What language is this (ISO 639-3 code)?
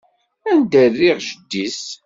kab